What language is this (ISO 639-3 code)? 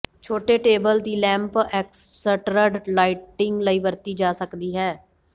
pan